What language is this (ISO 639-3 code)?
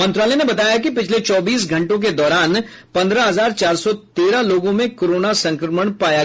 hin